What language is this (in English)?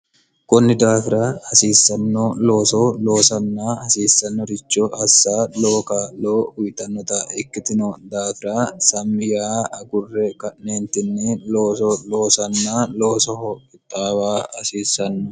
Sidamo